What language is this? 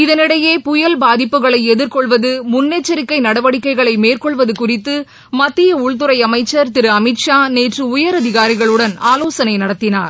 Tamil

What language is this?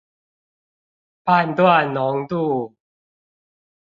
Chinese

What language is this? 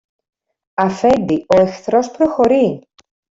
Greek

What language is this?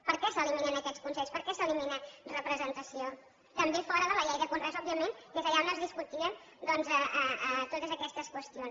Catalan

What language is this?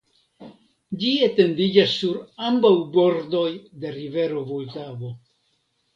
Esperanto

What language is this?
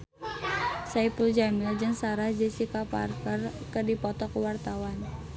Sundanese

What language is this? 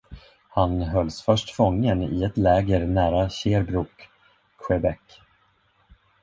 Swedish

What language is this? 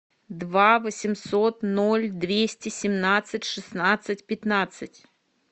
Russian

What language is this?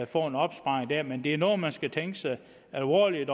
Danish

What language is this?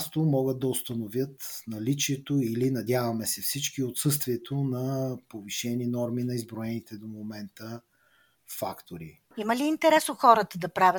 Bulgarian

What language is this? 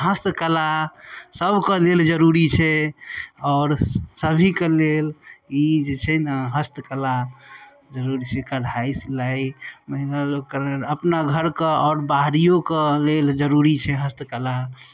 Maithili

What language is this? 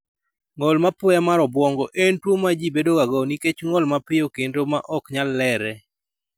Luo (Kenya and Tanzania)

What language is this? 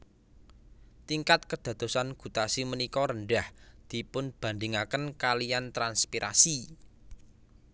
Javanese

